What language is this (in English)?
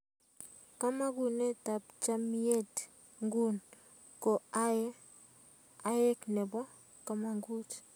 Kalenjin